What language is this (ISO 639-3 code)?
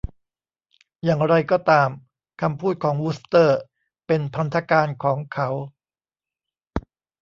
tha